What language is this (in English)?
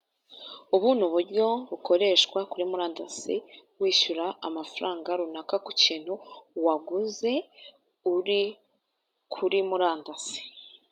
Kinyarwanda